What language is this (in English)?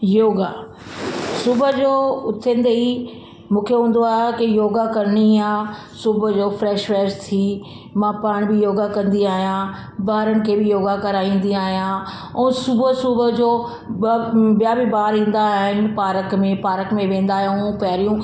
Sindhi